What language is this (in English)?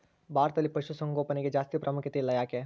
Kannada